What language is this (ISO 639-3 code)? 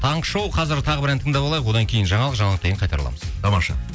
kaz